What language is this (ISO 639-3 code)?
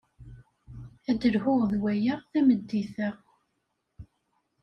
kab